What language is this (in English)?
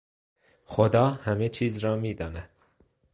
Persian